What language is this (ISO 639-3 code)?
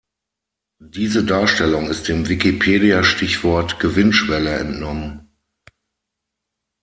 deu